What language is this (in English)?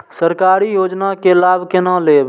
Maithili